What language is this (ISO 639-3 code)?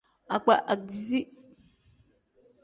kdh